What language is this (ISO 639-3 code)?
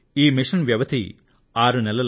tel